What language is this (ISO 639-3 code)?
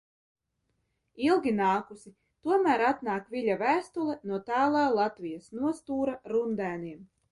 lav